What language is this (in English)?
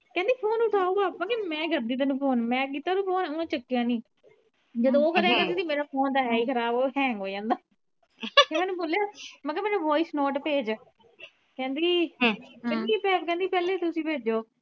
Punjabi